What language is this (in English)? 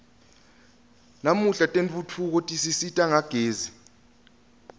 Swati